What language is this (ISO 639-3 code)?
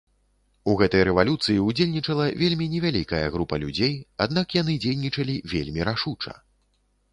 bel